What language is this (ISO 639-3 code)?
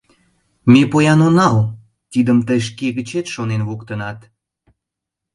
chm